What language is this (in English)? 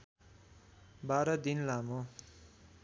Nepali